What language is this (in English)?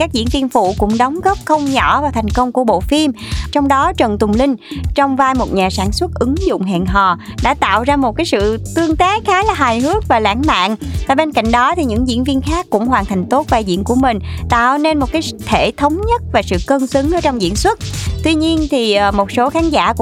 Vietnamese